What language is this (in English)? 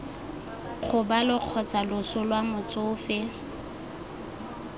Tswana